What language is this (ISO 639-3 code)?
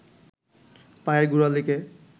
ben